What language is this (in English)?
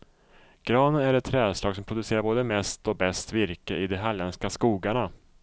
Swedish